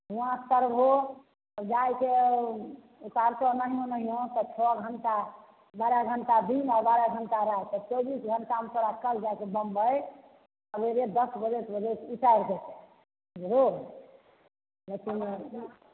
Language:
Maithili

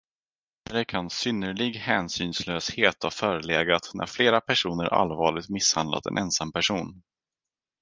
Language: Swedish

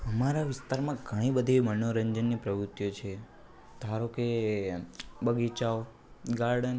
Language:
Gujarati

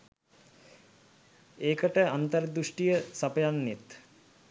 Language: Sinhala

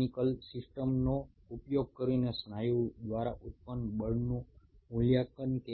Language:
Bangla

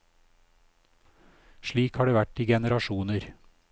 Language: Norwegian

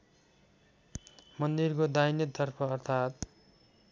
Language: Nepali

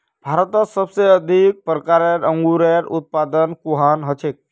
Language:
Magahi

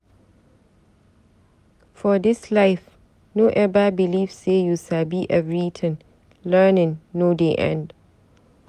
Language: Nigerian Pidgin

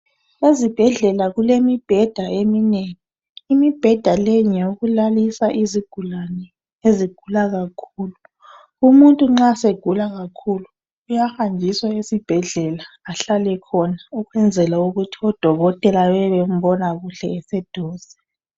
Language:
North Ndebele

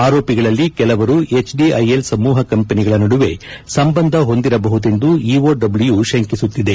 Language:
Kannada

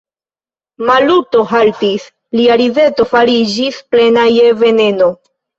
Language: Esperanto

